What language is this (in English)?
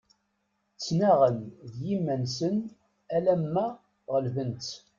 Kabyle